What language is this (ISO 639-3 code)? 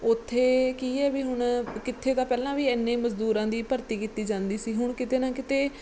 pan